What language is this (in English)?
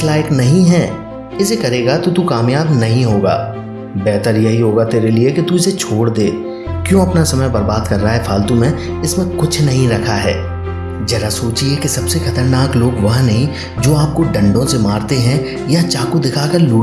Hindi